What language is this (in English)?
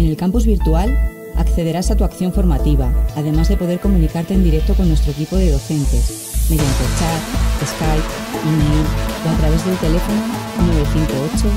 Spanish